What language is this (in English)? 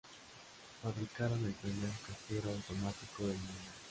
Spanish